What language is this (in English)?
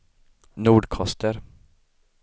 Swedish